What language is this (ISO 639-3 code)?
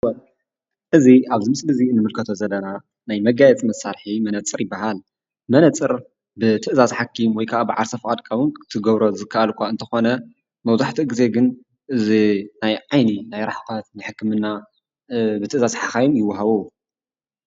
tir